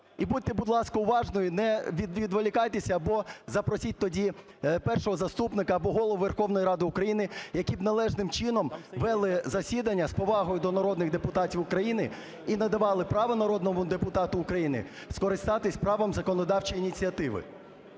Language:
Ukrainian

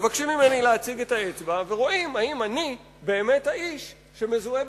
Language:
Hebrew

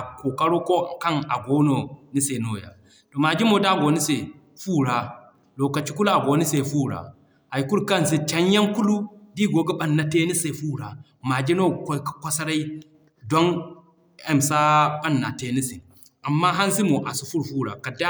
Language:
Zarma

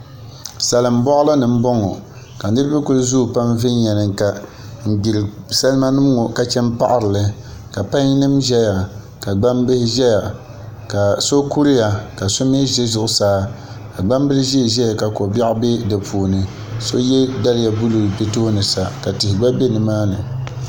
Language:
Dagbani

